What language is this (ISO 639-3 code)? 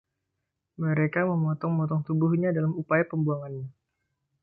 ind